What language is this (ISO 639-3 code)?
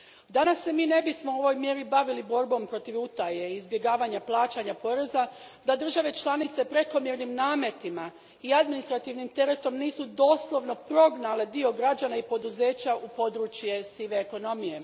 hrv